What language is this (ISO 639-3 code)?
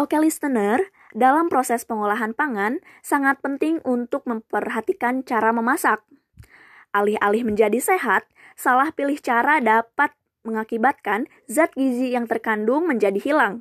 ind